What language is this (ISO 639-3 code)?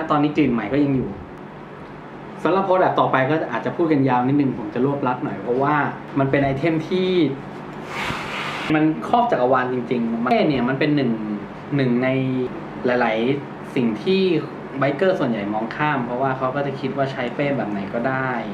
tha